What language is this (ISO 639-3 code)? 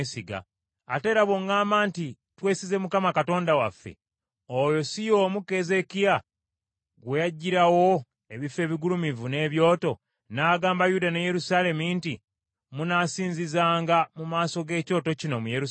lug